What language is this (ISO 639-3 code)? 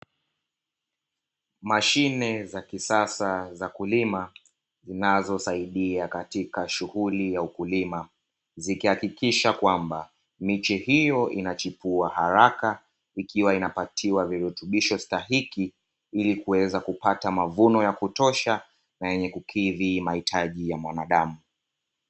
swa